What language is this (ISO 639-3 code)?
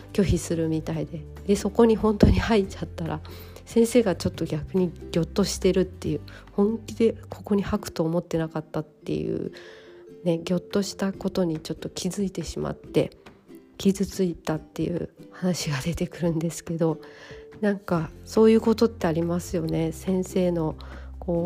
jpn